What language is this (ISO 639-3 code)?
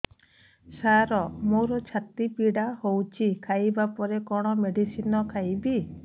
ori